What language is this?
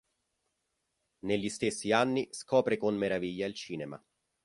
Italian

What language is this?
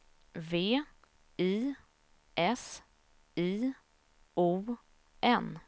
Swedish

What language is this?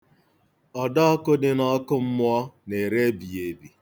Igbo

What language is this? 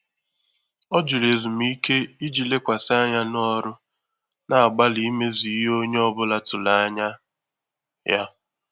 Igbo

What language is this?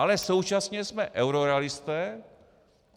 Czech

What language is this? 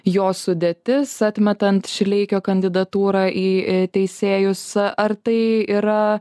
Lithuanian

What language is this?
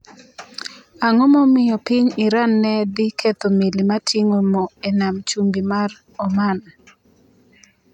Luo (Kenya and Tanzania)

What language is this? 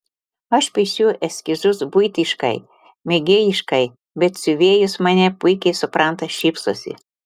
Lithuanian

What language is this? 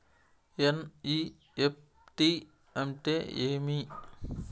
Telugu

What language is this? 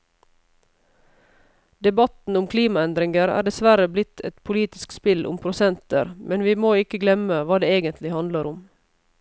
Norwegian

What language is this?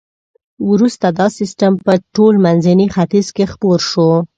Pashto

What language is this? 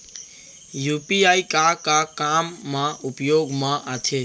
Chhattisgarhi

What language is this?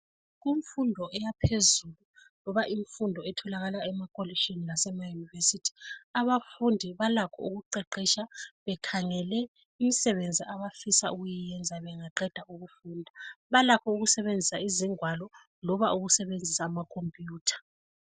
North Ndebele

